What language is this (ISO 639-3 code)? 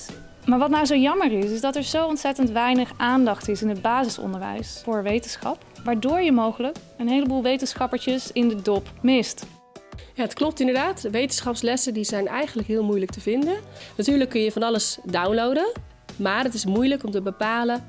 nld